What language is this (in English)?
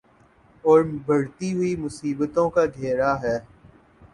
Urdu